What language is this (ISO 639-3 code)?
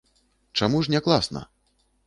bel